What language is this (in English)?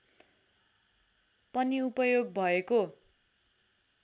Nepali